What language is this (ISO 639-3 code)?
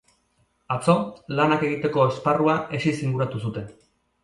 eus